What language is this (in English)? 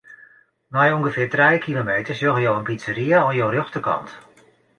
Western Frisian